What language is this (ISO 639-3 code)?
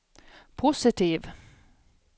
swe